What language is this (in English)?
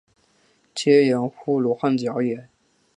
Chinese